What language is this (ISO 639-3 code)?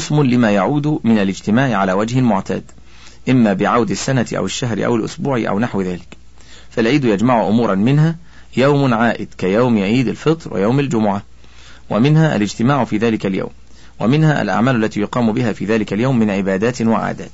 ara